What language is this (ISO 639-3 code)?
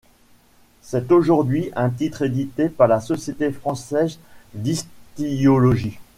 fra